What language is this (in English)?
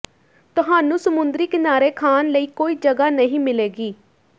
Punjabi